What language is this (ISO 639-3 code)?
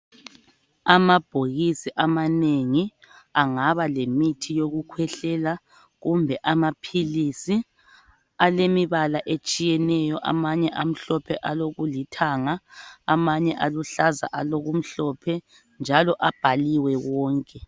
nde